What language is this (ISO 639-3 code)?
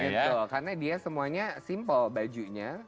ind